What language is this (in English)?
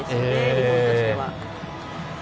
Japanese